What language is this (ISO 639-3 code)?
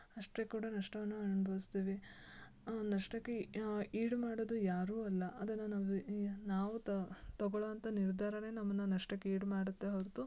kan